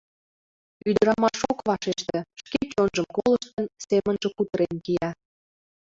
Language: Mari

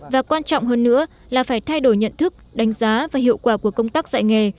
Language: Vietnamese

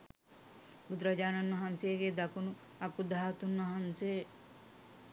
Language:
Sinhala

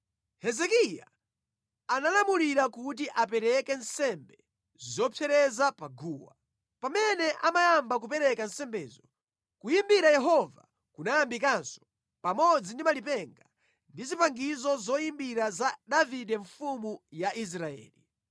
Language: Nyanja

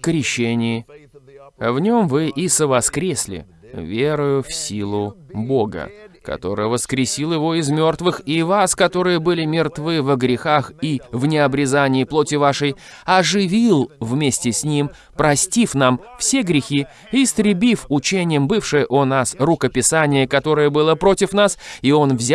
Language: Russian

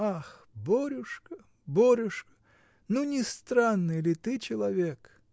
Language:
Russian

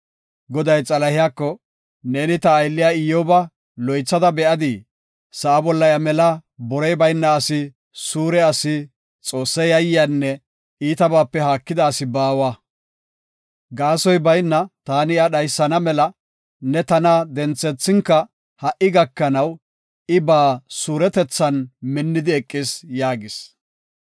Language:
Gofa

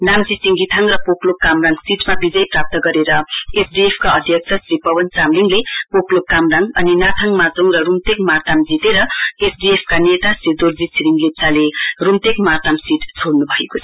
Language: Nepali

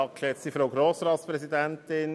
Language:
Swiss German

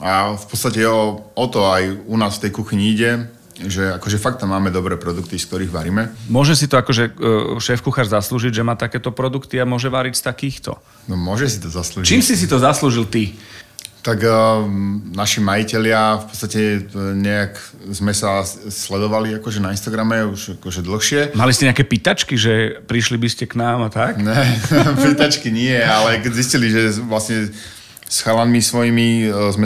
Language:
Slovak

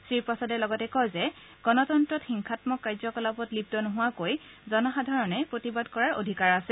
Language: Assamese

